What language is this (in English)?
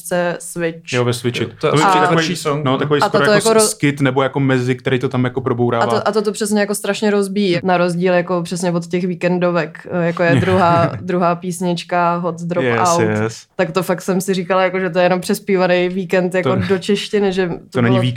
Czech